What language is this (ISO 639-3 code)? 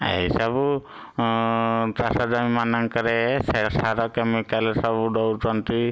ori